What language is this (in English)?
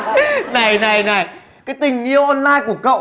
Vietnamese